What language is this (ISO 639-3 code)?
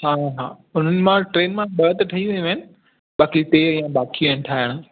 snd